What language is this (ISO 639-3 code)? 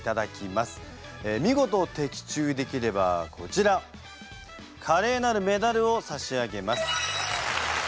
jpn